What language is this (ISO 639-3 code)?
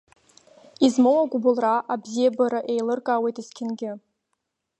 abk